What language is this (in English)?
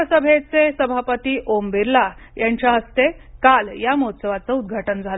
Marathi